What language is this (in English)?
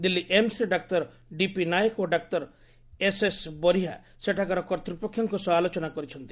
Odia